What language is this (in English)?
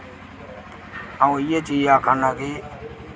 Dogri